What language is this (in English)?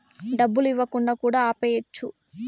Telugu